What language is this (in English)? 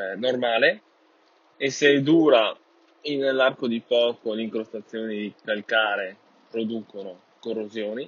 Italian